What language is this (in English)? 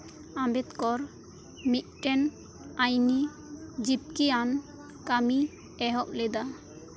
Santali